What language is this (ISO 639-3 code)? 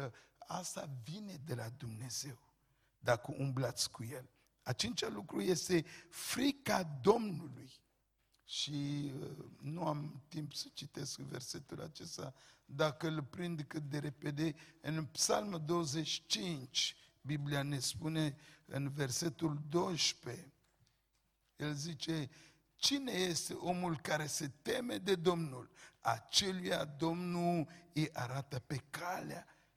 ron